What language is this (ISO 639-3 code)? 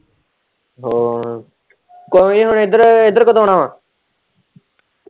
pan